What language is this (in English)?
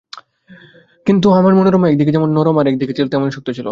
Bangla